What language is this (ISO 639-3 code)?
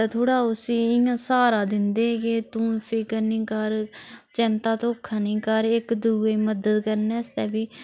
doi